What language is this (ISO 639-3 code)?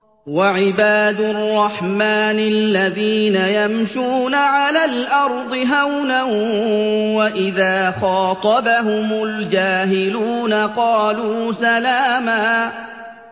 ara